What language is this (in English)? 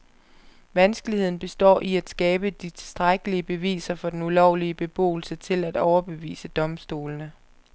Danish